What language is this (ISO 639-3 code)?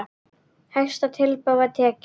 isl